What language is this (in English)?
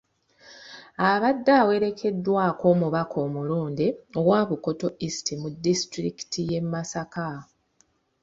Ganda